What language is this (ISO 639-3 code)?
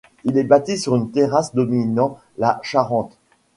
fra